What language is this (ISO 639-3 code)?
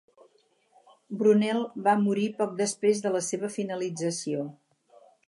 cat